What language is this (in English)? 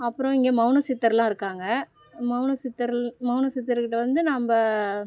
Tamil